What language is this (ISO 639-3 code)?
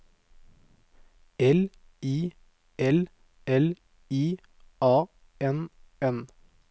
nor